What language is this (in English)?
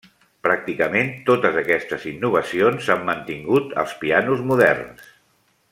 Catalan